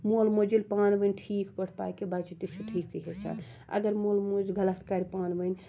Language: Kashmiri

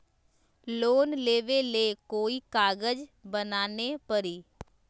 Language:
Magahi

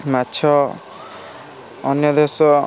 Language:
Odia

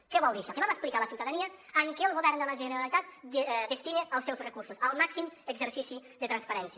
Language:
Catalan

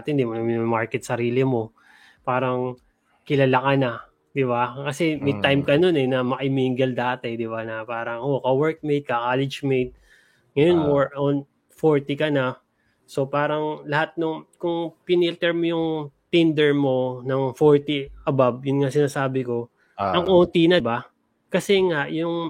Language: Filipino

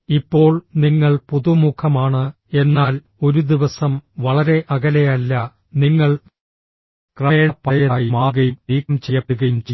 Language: Malayalam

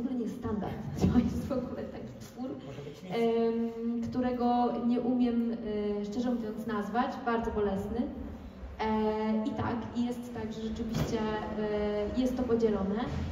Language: Polish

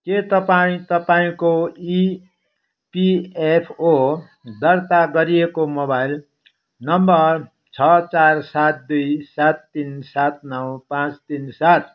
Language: Nepali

